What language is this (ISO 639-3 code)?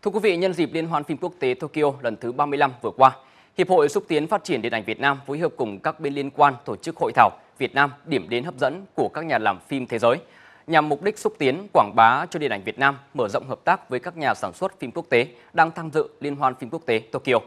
vie